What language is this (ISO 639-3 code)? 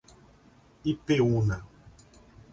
por